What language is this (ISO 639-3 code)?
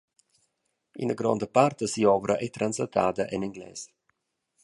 roh